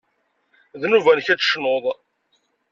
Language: Kabyle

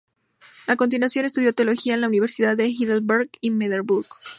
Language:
Spanish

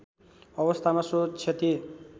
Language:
Nepali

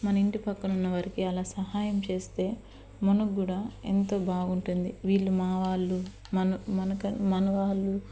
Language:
Telugu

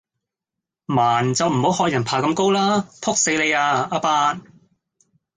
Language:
Cantonese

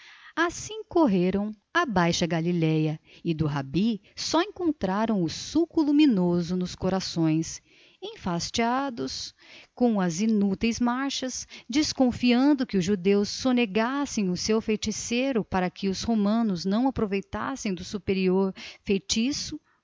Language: Portuguese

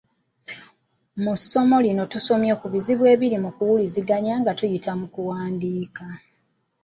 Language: Ganda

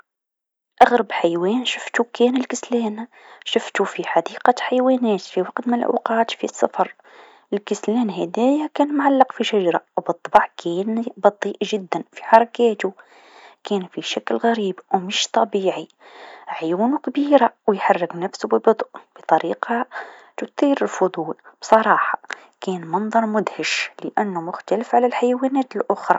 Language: Tunisian Arabic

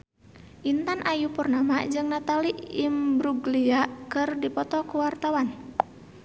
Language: Sundanese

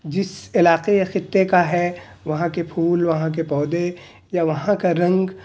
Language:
Urdu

